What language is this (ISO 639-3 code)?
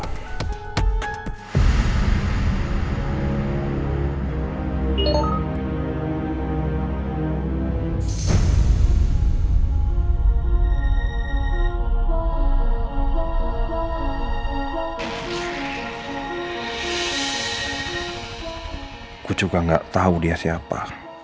ind